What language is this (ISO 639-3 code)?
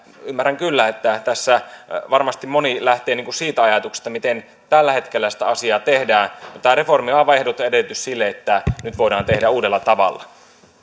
fin